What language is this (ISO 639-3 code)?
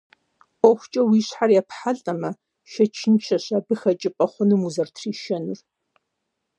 kbd